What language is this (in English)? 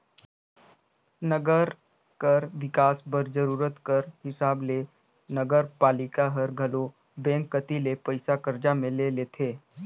Chhattisgarhi